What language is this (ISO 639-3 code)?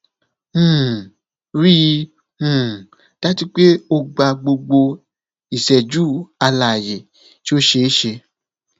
yor